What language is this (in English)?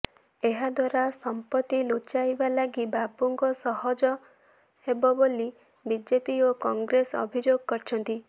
Odia